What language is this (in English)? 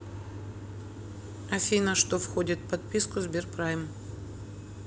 Russian